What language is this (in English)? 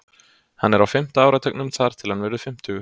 Icelandic